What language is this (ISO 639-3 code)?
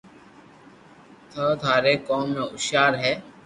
lrk